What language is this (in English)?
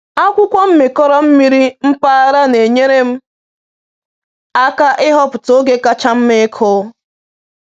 Igbo